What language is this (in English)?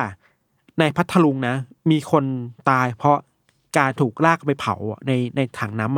Thai